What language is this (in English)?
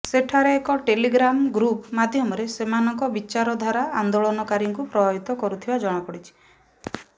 Odia